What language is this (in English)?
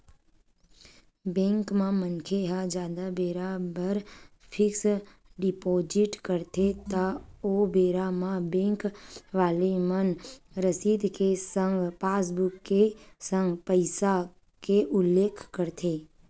Chhattisgarhi